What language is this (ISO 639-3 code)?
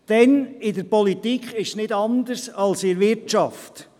gsw